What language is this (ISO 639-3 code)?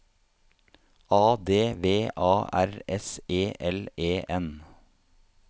nor